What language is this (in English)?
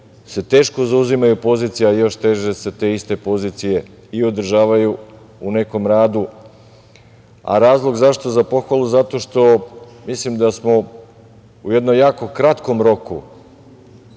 Serbian